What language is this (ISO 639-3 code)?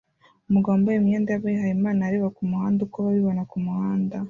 kin